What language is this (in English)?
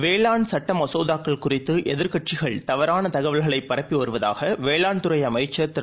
Tamil